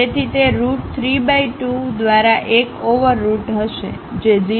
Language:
Gujarati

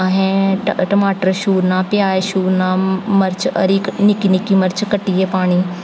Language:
Dogri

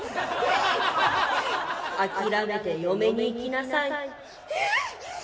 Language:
Japanese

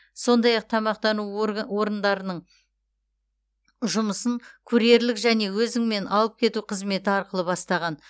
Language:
Kazakh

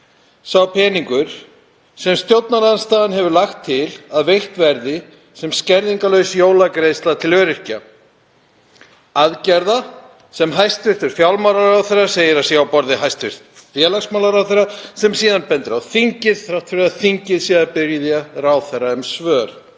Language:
Icelandic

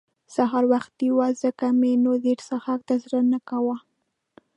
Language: Pashto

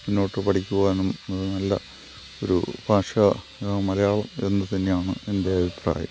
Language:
Malayalam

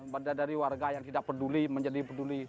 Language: Indonesian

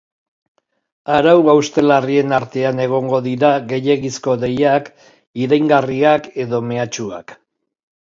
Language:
Basque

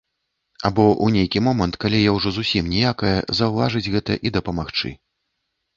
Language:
Belarusian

